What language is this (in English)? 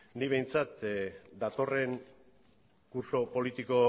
Basque